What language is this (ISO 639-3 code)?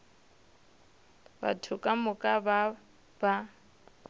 nso